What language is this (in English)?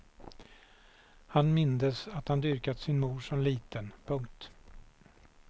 Swedish